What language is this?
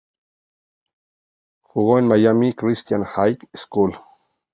Spanish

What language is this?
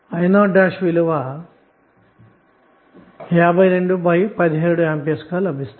Telugu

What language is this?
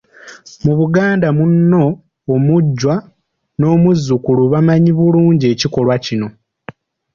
Ganda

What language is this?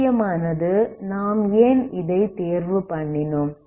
Tamil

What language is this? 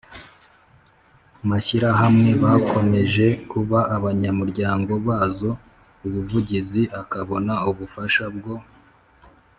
Kinyarwanda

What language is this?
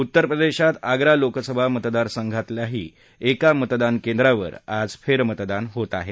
Marathi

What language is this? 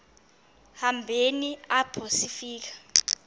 Xhosa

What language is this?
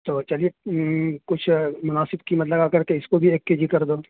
Urdu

